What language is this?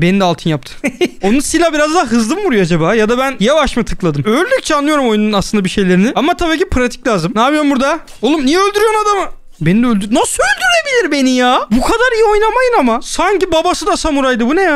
Turkish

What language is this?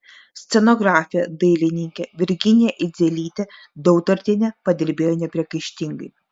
Lithuanian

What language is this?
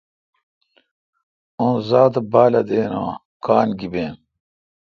Kalkoti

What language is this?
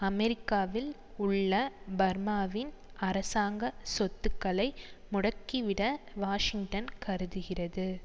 Tamil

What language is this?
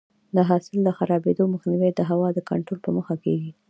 Pashto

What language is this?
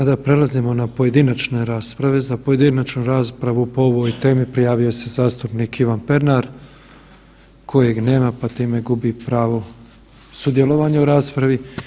Croatian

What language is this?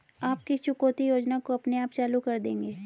Hindi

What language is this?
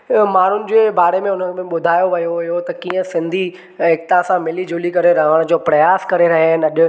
Sindhi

